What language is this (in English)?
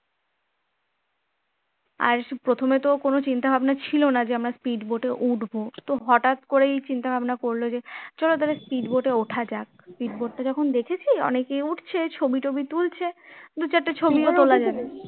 Bangla